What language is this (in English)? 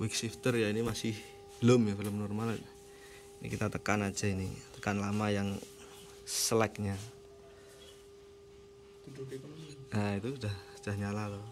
Indonesian